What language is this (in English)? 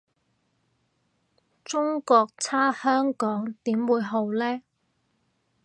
Cantonese